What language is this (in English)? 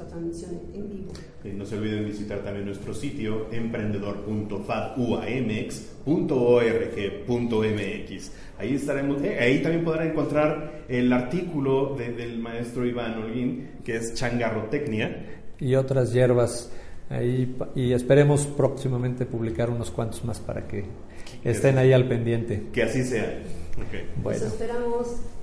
Spanish